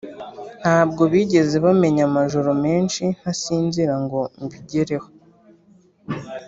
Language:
Kinyarwanda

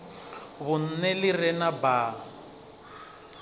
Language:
Venda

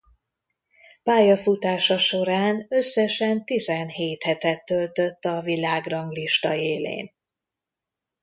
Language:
Hungarian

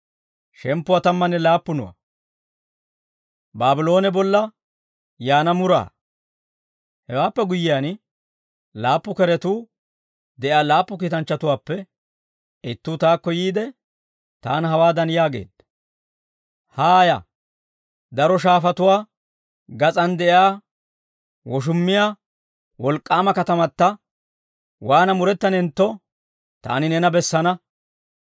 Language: Dawro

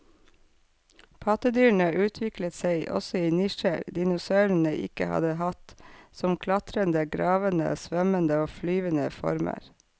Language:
Norwegian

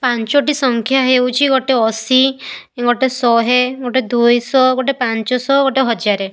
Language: Odia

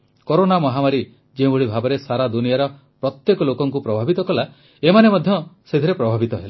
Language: Odia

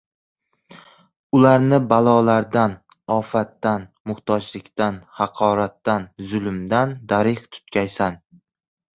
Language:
Uzbek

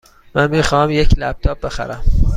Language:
Persian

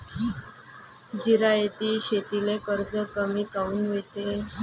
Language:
Marathi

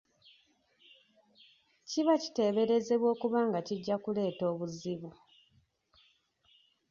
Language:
Ganda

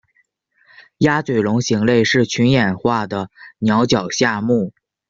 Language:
Chinese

